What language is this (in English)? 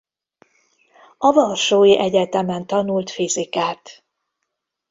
Hungarian